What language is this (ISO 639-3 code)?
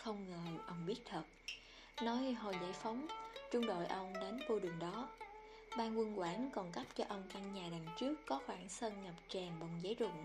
vie